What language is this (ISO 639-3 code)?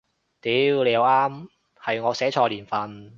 yue